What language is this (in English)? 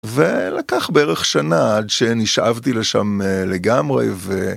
Hebrew